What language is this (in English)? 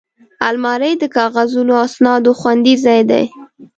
Pashto